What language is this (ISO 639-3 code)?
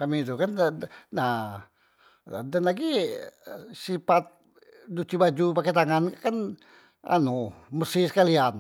mui